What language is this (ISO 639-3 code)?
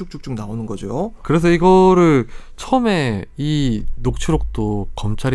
kor